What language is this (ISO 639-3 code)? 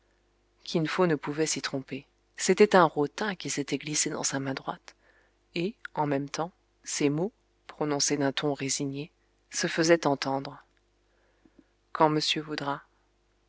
fra